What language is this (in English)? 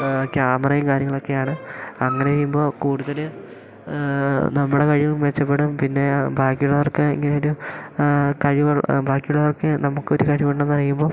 Malayalam